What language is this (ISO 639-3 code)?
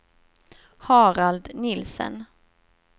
swe